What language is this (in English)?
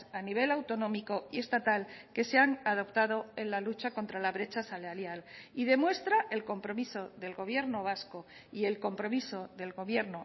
Spanish